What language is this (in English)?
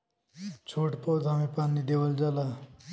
Bhojpuri